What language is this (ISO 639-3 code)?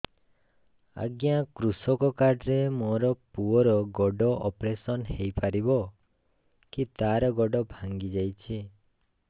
ori